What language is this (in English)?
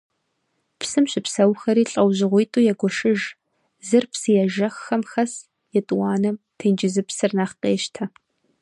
Kabardian